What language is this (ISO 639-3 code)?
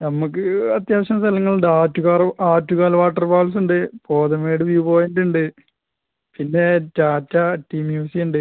mal